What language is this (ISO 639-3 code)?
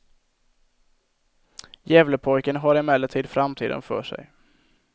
swe